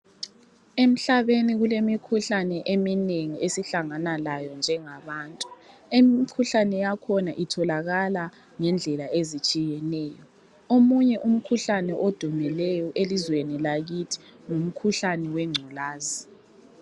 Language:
North Ndebele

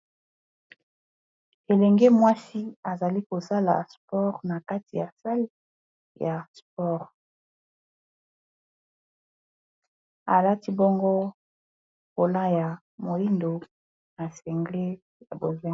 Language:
Lingala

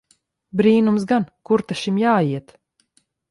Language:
Latvian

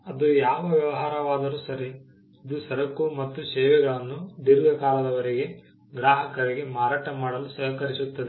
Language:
Kannada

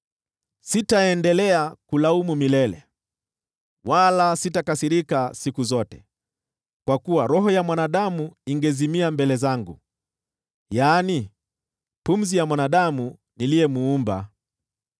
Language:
Swahili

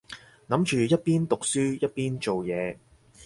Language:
Cantonese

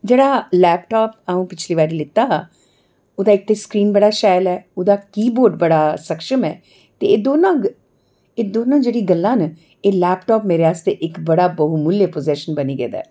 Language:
Dogri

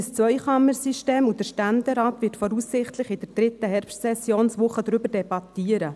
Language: Swiss German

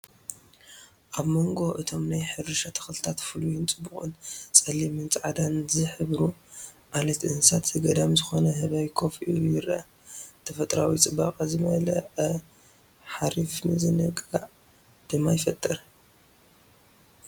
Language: Tigrinya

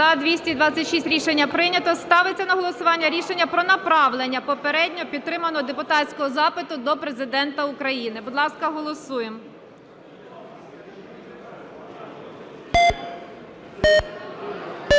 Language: Ukrainian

